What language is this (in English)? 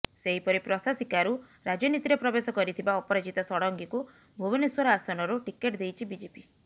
Odia